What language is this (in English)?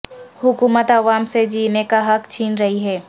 Urdu